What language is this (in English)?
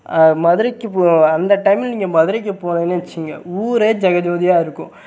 Tamil